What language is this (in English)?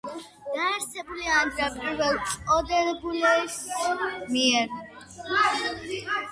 Georgian